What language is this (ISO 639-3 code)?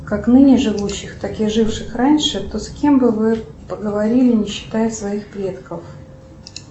rus